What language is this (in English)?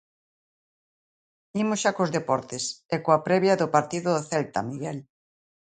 Galician